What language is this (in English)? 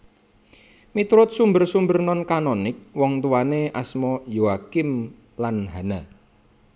Javanese